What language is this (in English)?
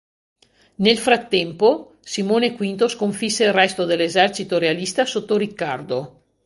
Italian